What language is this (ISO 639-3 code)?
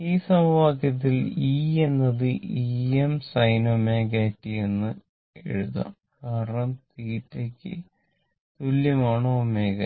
mal